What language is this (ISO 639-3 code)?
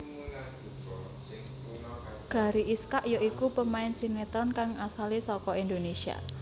jav